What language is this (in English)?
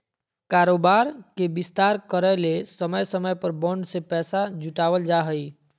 Magahi